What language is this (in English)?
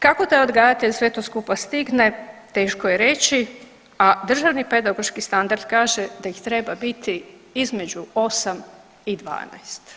Croatian